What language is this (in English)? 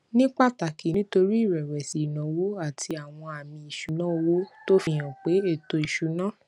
Yoruba